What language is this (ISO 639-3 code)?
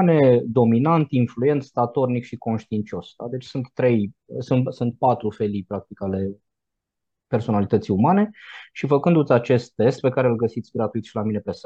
ron